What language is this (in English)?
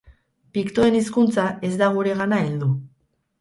Basque